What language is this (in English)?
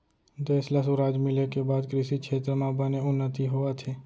Chhattisgarhi